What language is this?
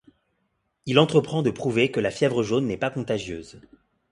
French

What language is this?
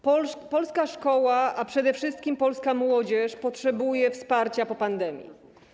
Polish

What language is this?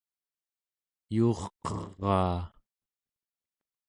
Central Yupik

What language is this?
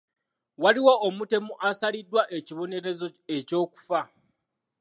Ganda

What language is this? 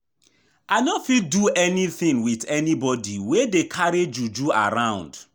Nigerian Pidgin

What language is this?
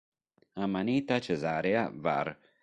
Italian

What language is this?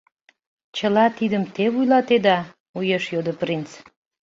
Mari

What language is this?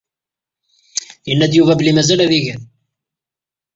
Kabyle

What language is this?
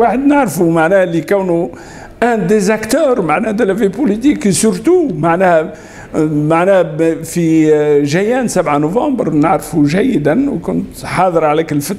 Arabic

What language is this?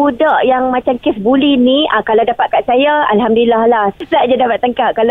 Malay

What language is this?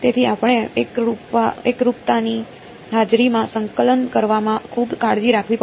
Gujarati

